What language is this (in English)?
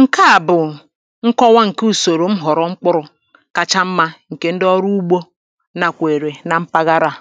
Igbo